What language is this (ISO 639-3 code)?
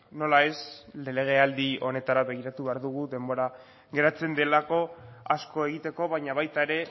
eus